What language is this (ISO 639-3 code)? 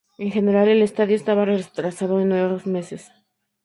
spa